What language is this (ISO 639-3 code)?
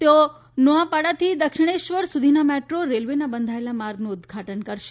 guj